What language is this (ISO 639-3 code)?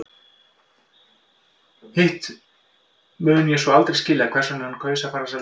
isl